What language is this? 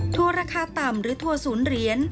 Thai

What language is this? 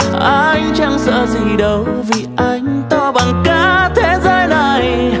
Vietnamese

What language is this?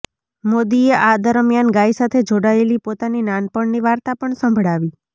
Gujarati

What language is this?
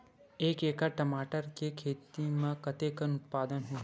Chhattisgarhi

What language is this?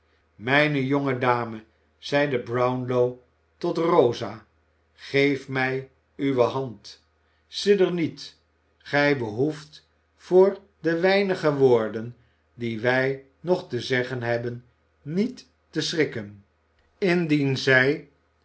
Dutch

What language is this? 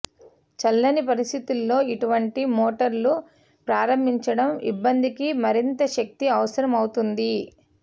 Telugu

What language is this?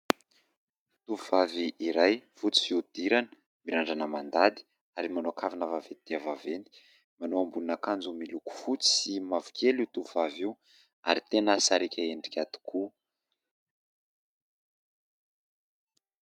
Malagasy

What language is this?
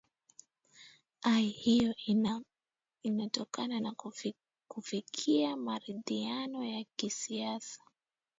Swahili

